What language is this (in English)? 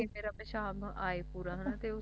Punjabi